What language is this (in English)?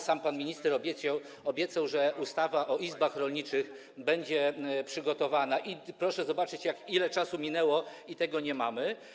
Polish